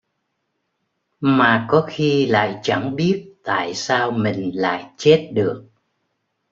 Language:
Vietnamese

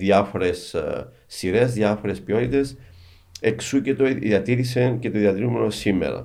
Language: Greek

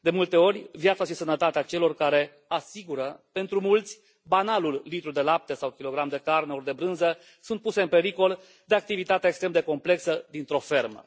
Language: Romanian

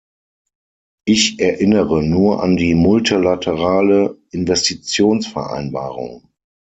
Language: German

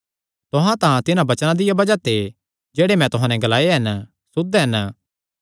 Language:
Kangri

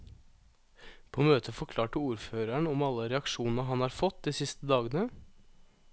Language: Norwegian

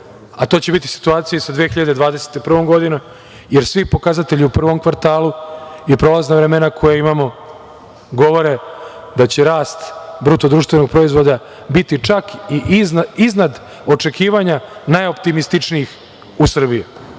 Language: Serbian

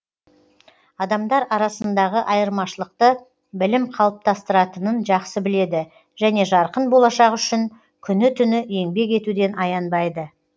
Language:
Kazakh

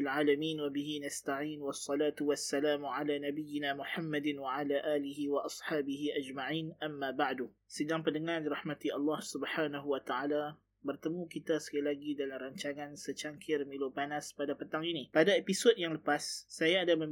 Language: Malay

